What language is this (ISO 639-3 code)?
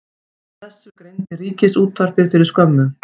isl